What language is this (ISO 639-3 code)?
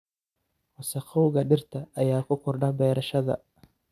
som